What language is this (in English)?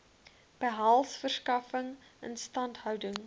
Afrikaans